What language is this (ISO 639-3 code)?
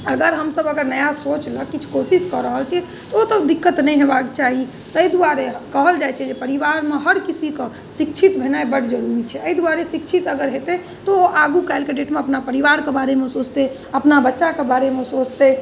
mai